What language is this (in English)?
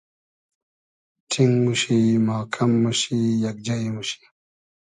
Hazaragi